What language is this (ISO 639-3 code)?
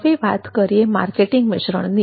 guj